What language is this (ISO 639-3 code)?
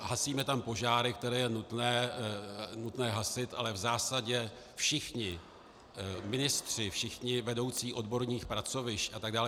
ces